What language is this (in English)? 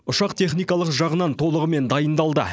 Kazakh